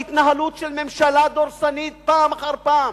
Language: Hebrew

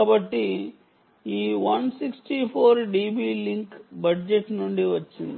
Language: Telugu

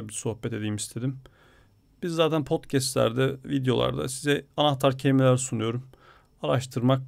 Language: Turkish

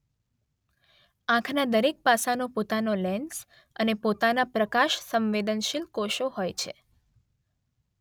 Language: Gujarati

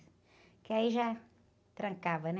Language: Portuguese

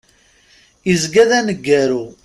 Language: Kabyle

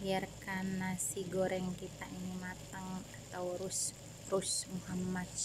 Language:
Indonesian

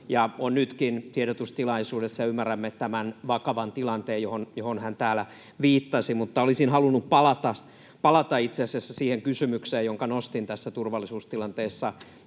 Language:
Finnish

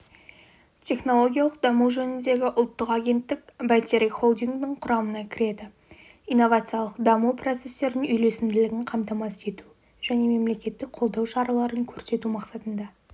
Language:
Kazakh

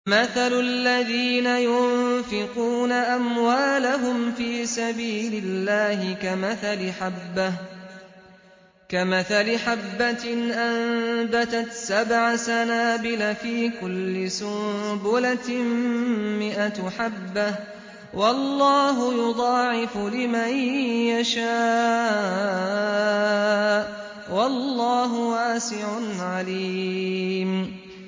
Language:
Arabic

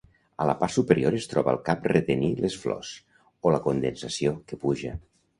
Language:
Catalan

